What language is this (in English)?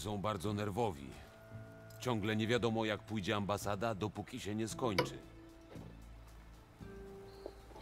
Polish